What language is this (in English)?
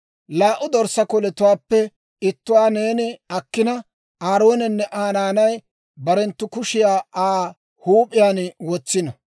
Dawro